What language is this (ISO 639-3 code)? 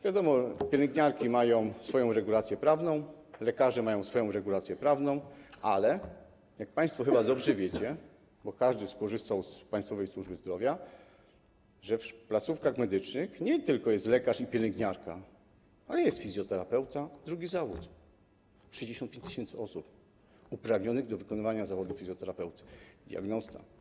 pol